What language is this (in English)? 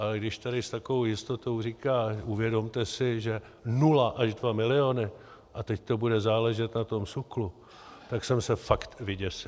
Czech